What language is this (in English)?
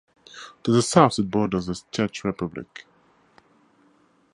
English